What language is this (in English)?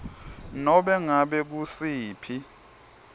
Swati